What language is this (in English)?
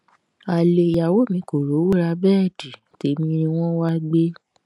Yoruba